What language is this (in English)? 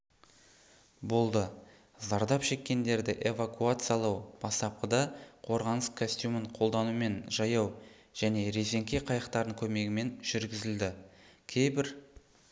Kazakh